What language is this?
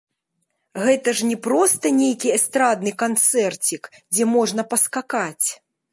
Belarusian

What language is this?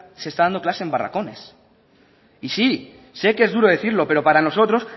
Spanish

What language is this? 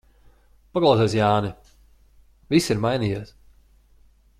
Latvian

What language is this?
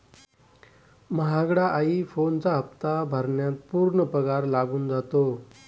Marathi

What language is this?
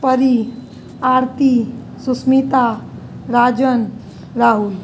Maithili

